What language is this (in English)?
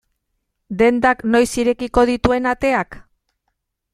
Basque